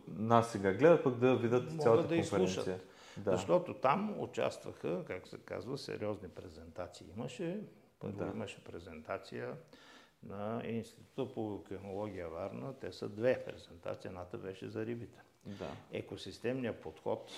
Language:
Bulgarian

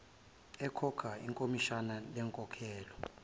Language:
Zulu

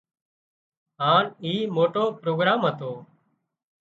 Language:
Wadiyara Koli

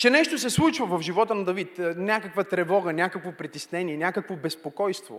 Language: Bulgarian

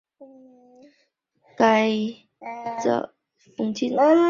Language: Chinese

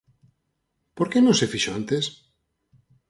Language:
Galician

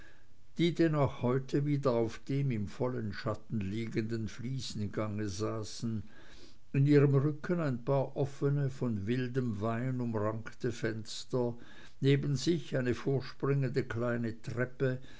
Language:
German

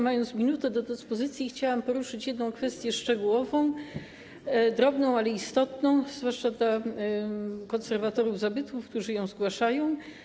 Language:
Polish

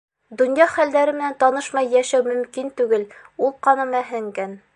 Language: Bashkir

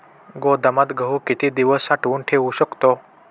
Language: Marathi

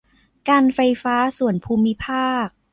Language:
Thai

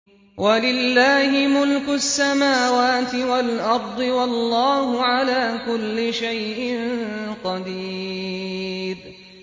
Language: Arabic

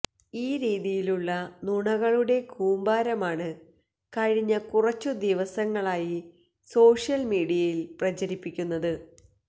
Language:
Malayalam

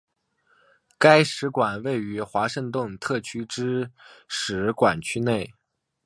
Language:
Chinese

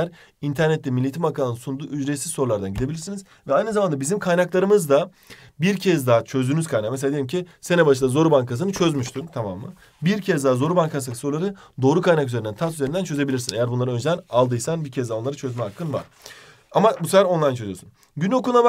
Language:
Turkish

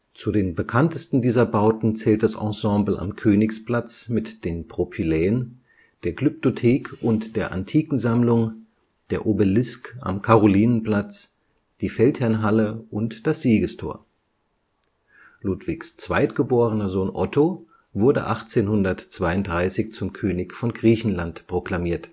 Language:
German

